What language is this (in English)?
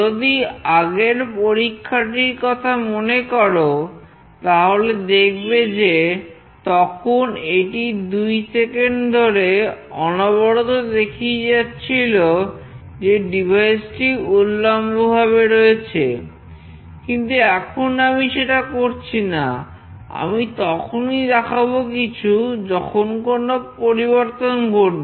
Bangla